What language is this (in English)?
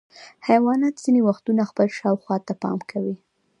Pashto